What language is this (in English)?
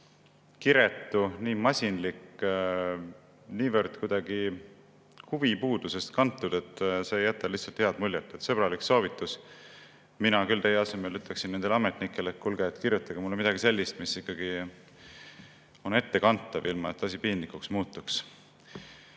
Estonian